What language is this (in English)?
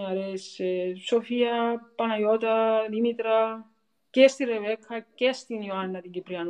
Greek